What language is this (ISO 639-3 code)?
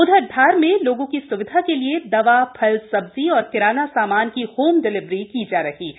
hin